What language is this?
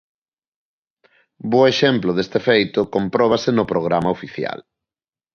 Galician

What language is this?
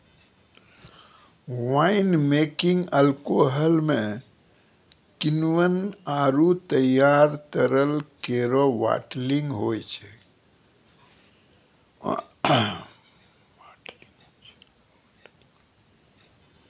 Maithili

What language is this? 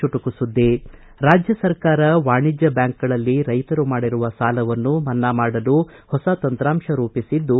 Kannada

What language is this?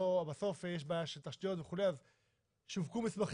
Hebrew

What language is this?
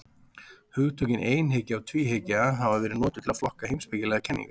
Icelandic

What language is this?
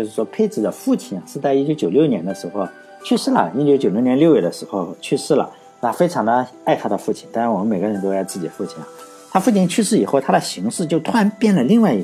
Chinese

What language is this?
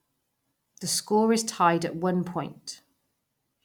English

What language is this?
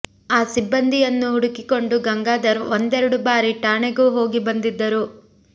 Kannada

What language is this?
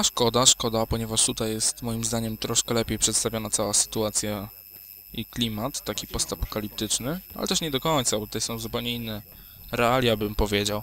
Polish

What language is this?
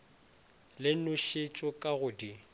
Northern Sotho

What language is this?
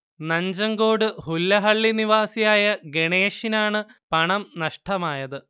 Malayalam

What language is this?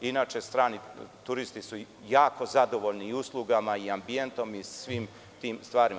Serbian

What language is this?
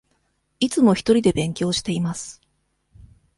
Japanese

